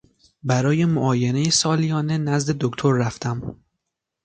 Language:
Persian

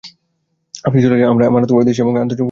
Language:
Bangla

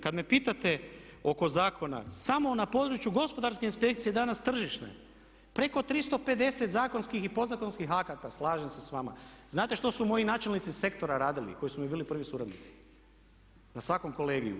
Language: Croatian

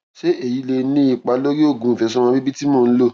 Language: Yoruba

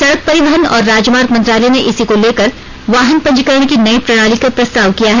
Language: Hindi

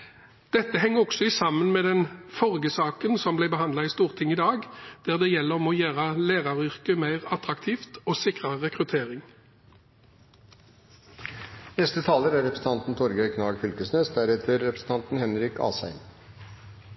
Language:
Norwegian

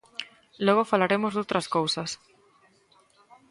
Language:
Galician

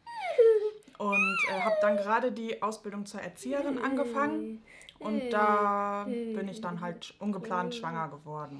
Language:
German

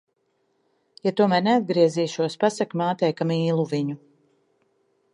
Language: Latvian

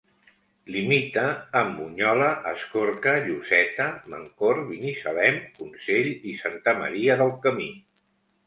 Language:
Catalan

